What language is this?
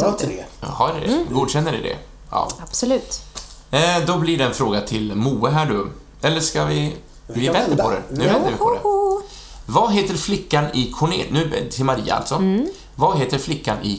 Swedish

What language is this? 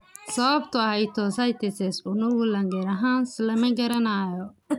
Somali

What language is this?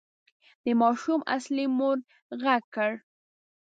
Pashto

